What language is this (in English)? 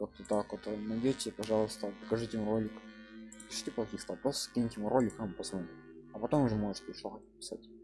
Russian